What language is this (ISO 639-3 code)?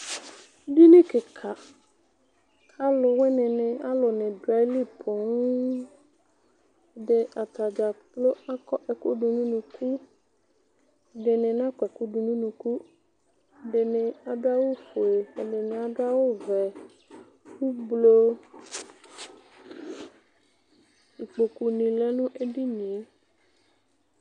kpo